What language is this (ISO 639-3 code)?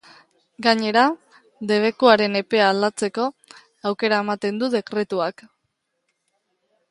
eus